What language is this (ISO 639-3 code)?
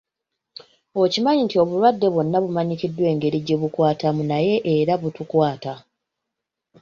lug